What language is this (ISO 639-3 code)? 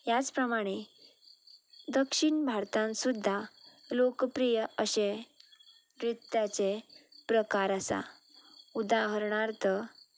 kok